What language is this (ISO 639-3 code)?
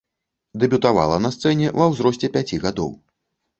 bel